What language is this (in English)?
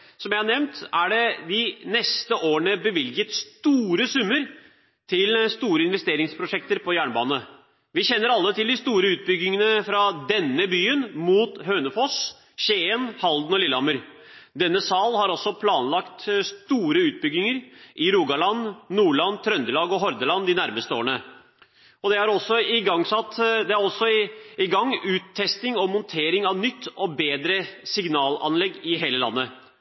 Norwegian Bokmål